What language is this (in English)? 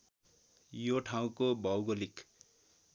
Nepali